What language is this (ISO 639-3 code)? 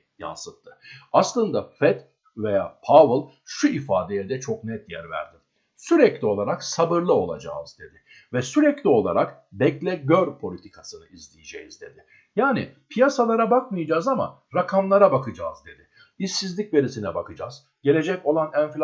tur